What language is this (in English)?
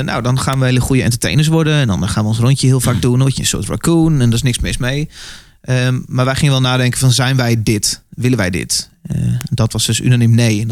Dutch